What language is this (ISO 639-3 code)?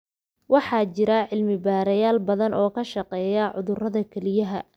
som